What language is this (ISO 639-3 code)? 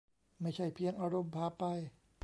tha